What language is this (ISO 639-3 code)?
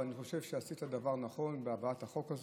heb